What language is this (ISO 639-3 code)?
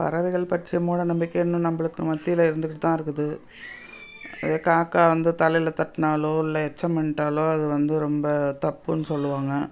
tam